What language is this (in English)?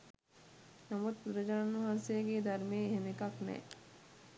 Sinhala